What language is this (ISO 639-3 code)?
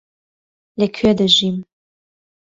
ckb